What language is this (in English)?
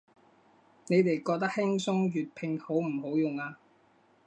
Cantonese